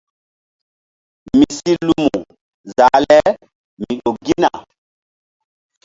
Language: Mbum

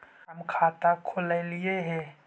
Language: Magahi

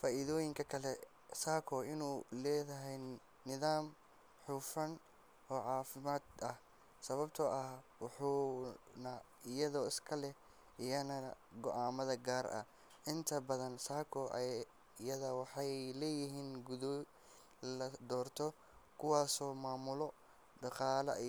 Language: Somali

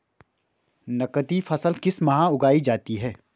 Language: Hindi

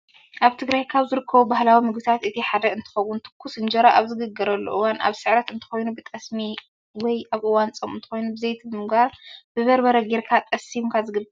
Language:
Tigrinya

